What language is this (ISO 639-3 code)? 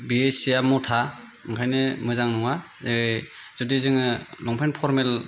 brx